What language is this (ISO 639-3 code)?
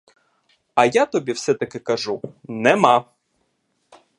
ukr